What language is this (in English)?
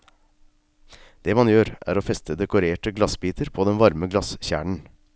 Norwegian